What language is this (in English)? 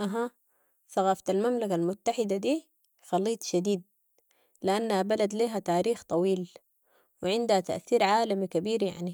Sudanese Arabic